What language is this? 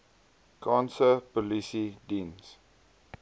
Afrikaans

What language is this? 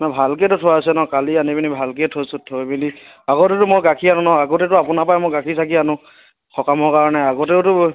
Assamese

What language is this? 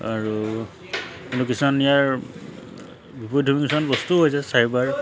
Assamese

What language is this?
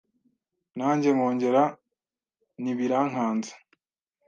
Kinyarwanda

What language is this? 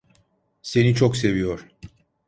Turkish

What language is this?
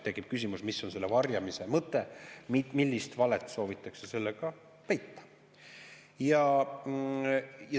Estonian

